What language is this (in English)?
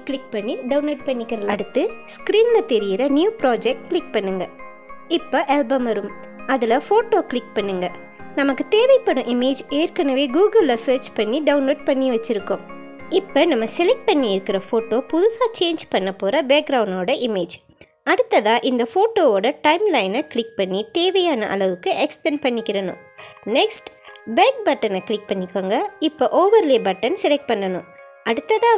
Romanian